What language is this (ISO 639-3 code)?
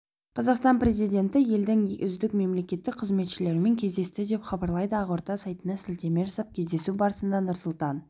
kaz